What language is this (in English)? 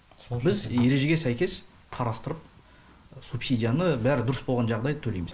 Kazakh